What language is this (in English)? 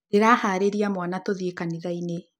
Kikuyu